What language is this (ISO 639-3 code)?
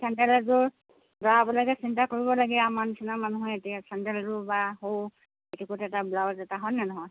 asm